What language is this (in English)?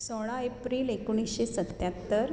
Konkani